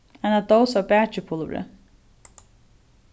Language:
Faroese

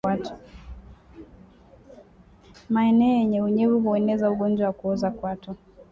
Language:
Swahili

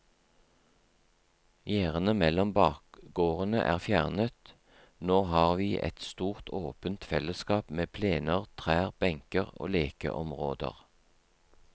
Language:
Norwegian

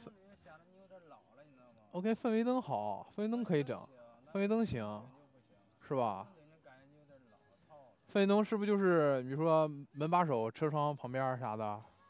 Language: Chinese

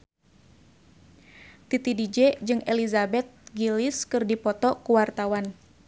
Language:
Sundanese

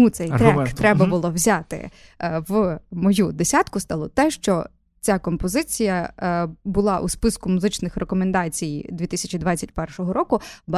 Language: Ukrainian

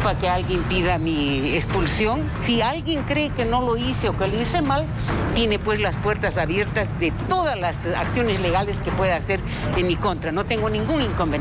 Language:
Spanish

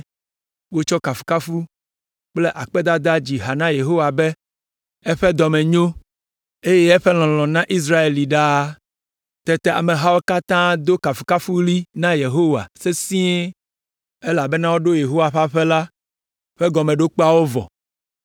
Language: Ewe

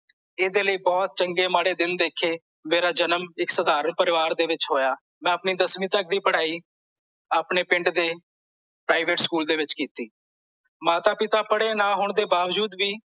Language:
Punjabi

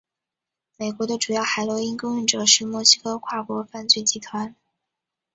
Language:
Chinese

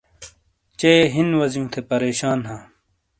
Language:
Shina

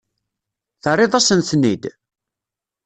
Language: Kabyle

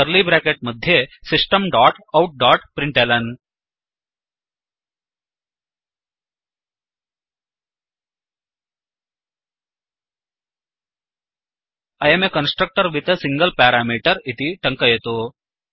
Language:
Sanskrit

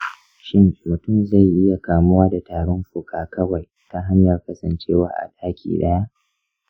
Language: Hausa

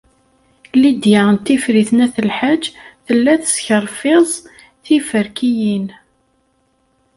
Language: Kabyle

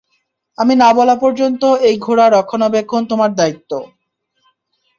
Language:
Bangla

